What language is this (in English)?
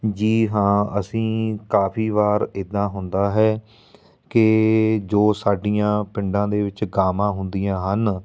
Punjabi